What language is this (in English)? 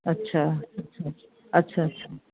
Sindhi